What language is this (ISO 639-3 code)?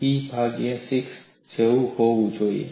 guj